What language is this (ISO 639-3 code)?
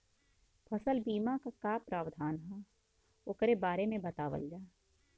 bho